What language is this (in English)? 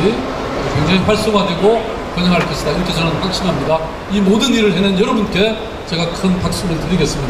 Korean